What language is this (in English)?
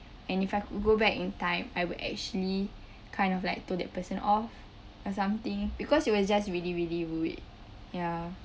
English